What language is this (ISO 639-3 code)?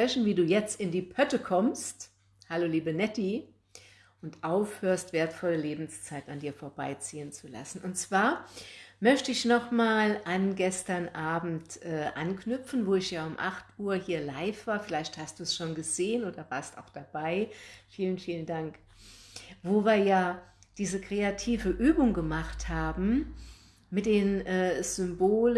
deu